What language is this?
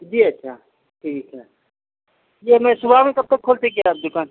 Urdu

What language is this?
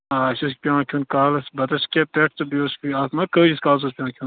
Kashmiri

